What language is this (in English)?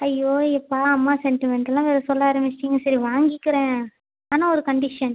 Tamil